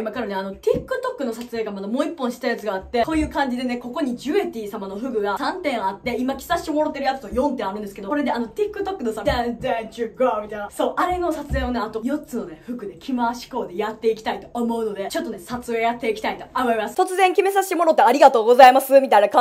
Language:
Japanese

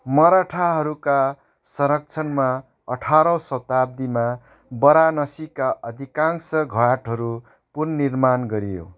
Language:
Nepali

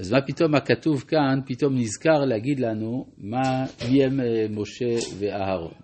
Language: Hebrew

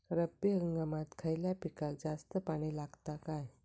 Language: Marathi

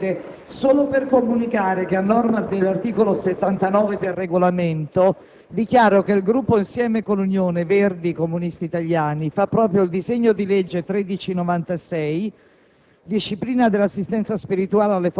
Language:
Italian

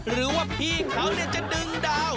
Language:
Thai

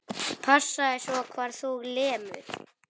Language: Icelandic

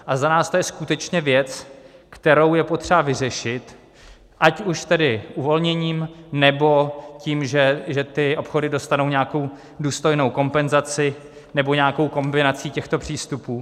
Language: Czech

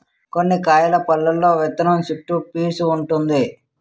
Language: Telugu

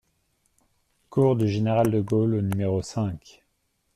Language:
French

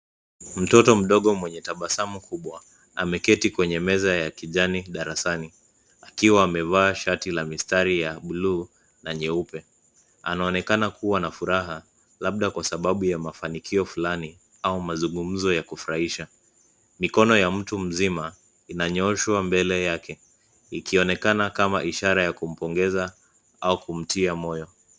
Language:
Swahili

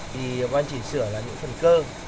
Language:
Vietnamese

